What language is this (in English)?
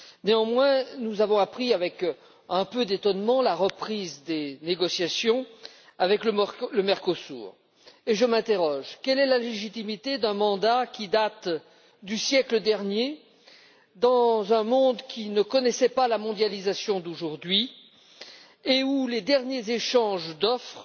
French